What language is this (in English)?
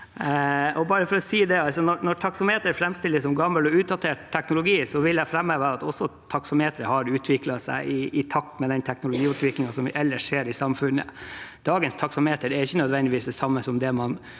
Norwegian